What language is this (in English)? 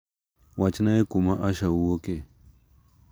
Luo (Kenya and Tanzania)